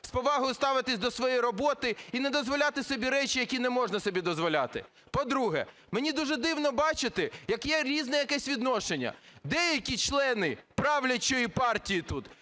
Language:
Ukrainian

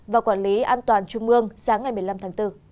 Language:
Vietnamese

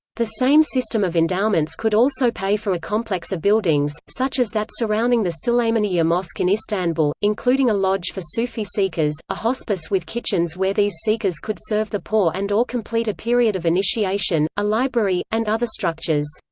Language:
English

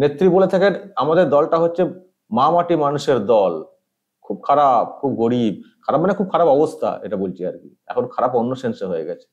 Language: Turkish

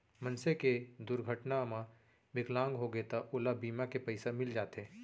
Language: Chhattisgarhi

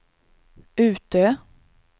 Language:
Swedish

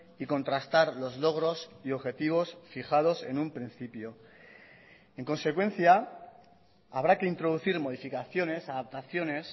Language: Spanish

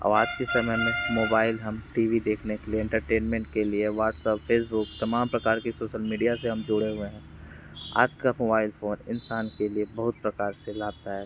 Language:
Hindi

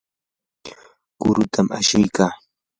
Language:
Yanahuanca Pasco Quechua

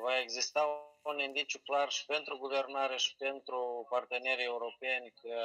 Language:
Romanian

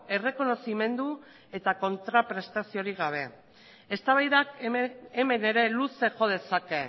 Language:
Basque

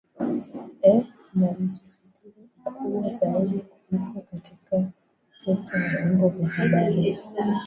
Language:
Swahili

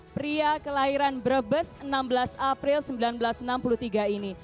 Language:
Indonesian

